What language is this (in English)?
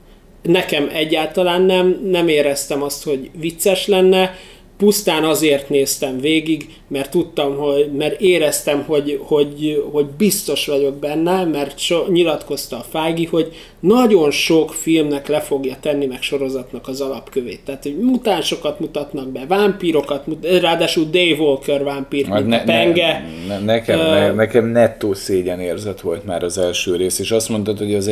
Hungarian